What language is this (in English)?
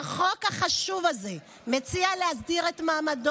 Hebrew